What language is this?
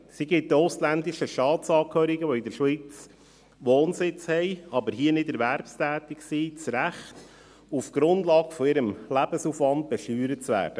Swiss German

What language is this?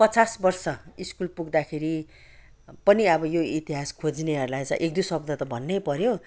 Nepali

